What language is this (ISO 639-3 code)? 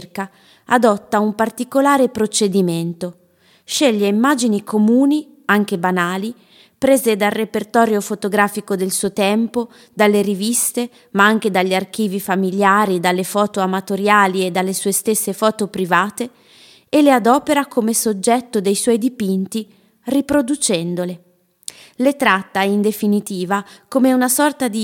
ita